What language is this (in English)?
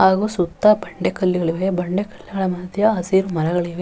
Kannada